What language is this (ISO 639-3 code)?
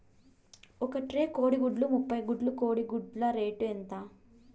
tel